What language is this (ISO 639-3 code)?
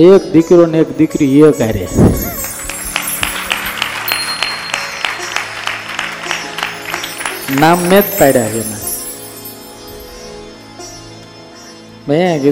guj